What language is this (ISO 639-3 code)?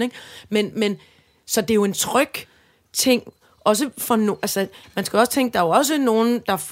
dan